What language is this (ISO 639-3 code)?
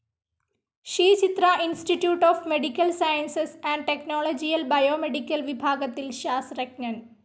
mal